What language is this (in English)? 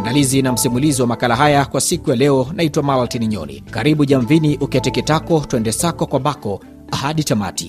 Swahili